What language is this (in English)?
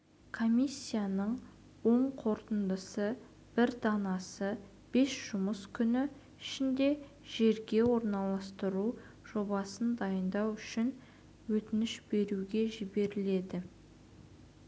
Kazakh